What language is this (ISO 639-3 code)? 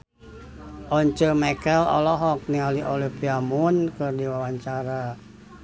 sun